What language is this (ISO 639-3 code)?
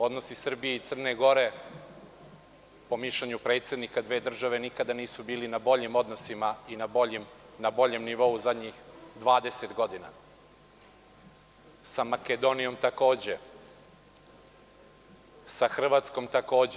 srp